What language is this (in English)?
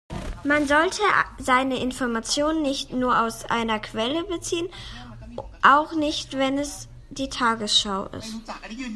German